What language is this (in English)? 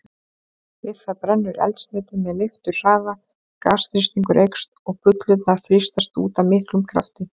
Icelandic